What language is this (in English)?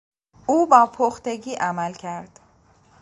Persian